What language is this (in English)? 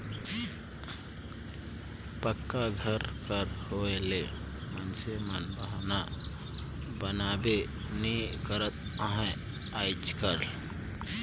Chhattisgarhi